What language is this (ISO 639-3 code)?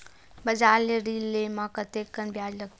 hne